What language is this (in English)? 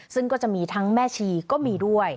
Thai